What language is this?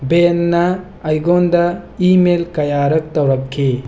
Manipuri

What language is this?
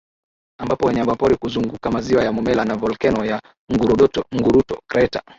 Swahili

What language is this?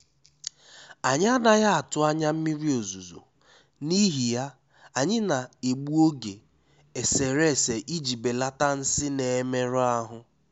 Igbo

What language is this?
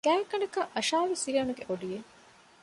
Divehi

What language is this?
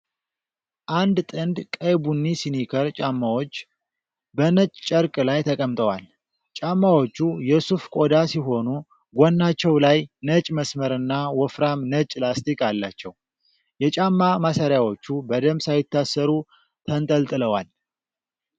Amharic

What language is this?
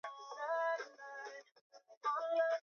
Swahili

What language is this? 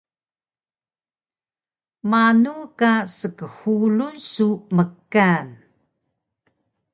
Taroko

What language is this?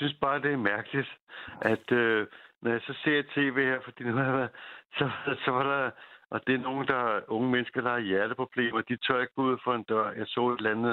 Danish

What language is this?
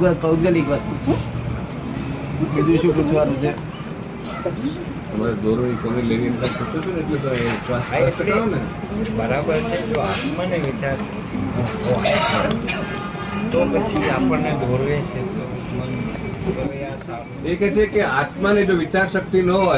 Gujarati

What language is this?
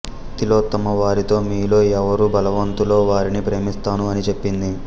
Telugu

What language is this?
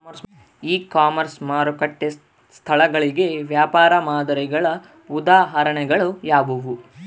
Kannada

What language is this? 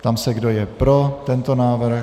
Czech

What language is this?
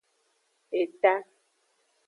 Aja (Benin)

